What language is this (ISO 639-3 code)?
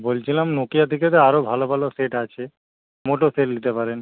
ben